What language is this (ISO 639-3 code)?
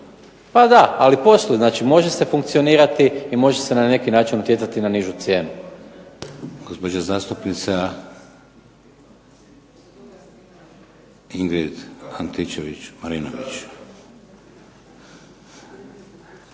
hrv